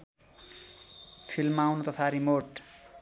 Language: Nepali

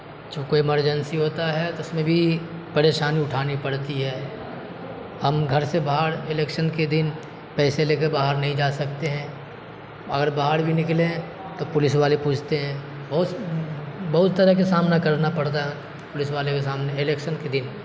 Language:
Urdu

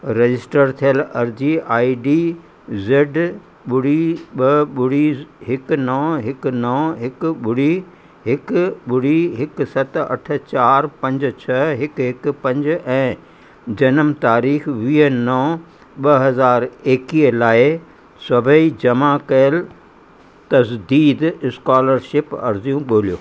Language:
Sindhi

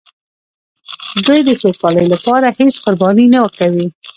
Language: Pashto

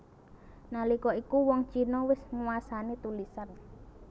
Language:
Javanese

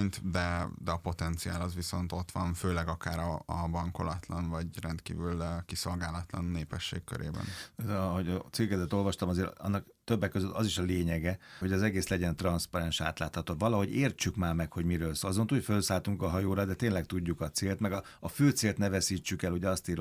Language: Hungarian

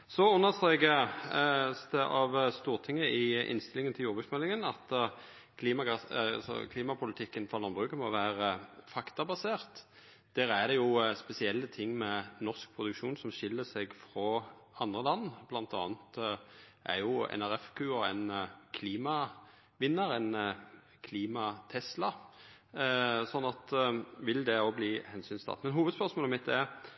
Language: Norwegian Nynorsk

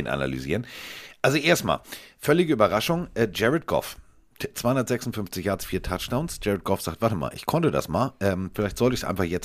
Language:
German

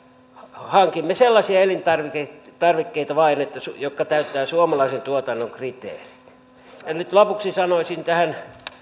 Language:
Finnish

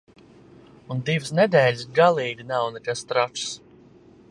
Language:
Latvian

